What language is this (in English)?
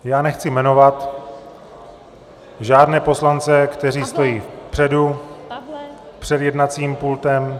Czech